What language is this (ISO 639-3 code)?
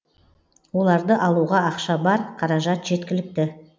kaz